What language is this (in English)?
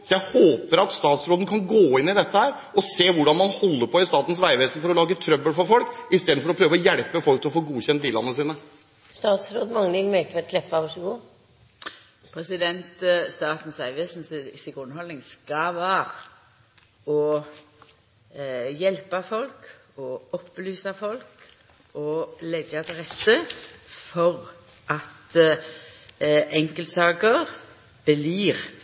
Norwegian